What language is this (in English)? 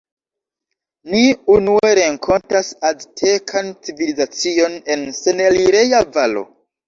Esperanto